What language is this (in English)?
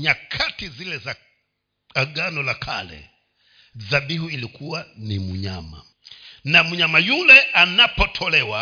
Swahili